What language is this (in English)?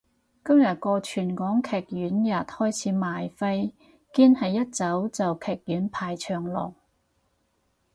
Cantonese